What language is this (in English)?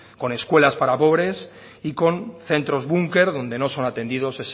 Spanish